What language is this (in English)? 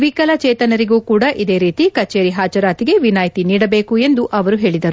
Kannada